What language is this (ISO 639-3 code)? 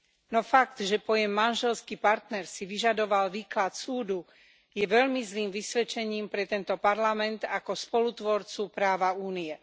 slk